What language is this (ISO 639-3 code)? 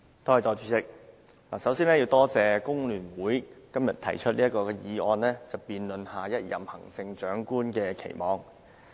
yue